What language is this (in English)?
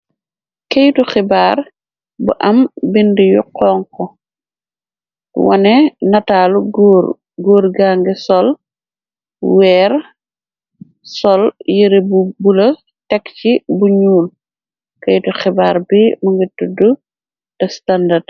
Wolof